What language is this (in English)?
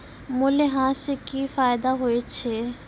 Maithili